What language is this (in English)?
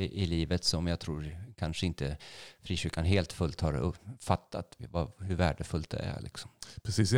Swedish